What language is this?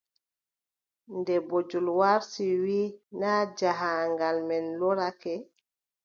Adamawa Fulfulde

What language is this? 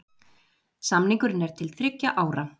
Icelandic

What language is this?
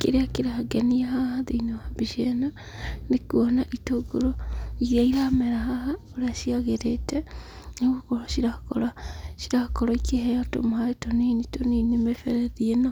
Kikuyu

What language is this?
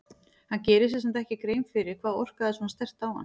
Icelandic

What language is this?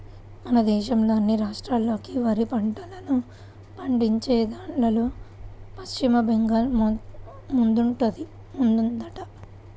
Telugu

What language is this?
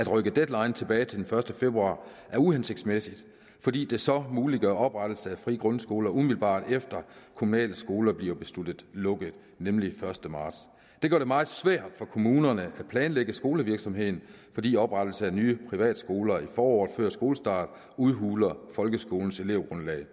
Danish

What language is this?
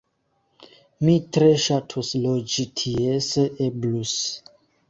Esperanto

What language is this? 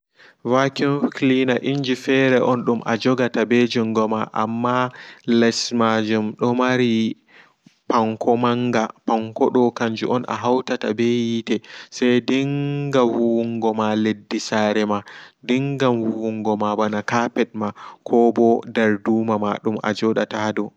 Fula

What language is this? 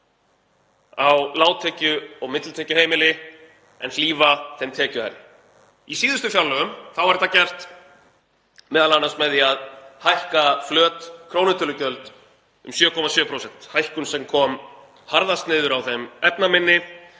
Icelandic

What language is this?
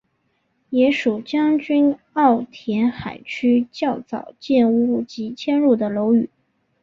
Chinese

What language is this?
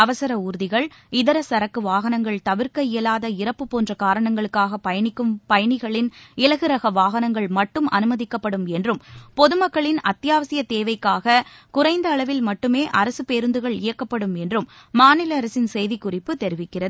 Tamil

